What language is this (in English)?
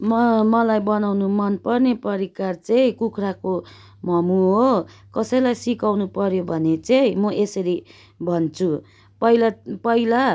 Nepali